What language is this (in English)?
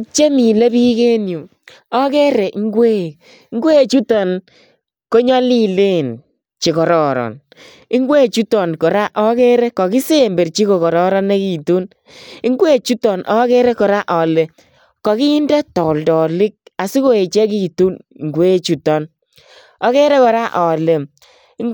Kalenjin